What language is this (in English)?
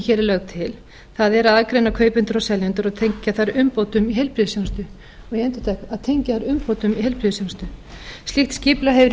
Icelandic